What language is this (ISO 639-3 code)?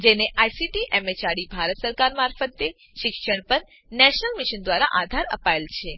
guj